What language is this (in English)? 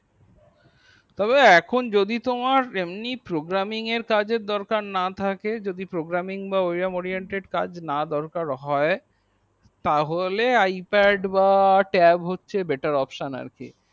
Bangla